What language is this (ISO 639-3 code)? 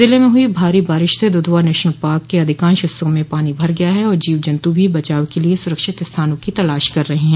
hin